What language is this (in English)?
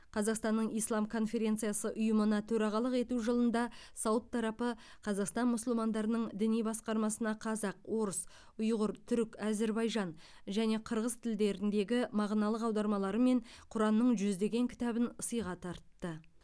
Kazakh